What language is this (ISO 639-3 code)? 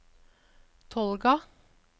nor